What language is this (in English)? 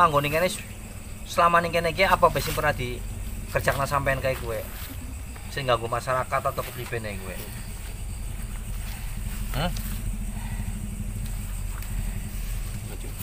Indonesian